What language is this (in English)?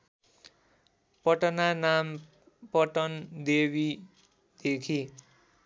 Nepali